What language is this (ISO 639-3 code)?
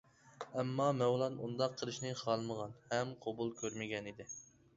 uig